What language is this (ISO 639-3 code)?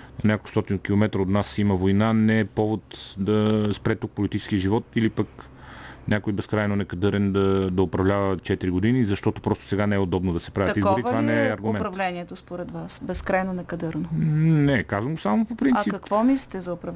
bul